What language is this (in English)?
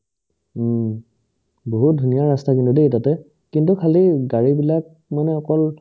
Assamese